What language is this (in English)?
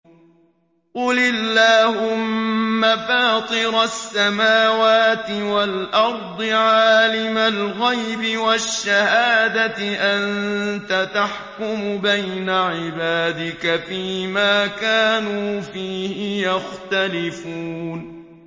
Arabic